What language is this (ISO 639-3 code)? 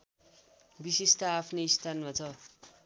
nep